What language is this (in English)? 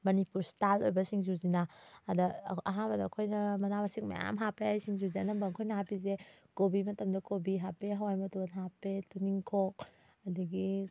Manipuri